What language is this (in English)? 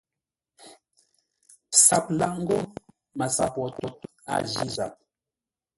Ngombale